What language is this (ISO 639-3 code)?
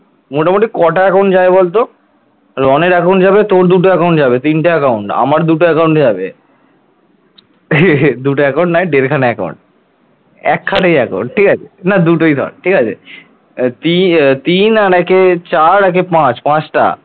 ben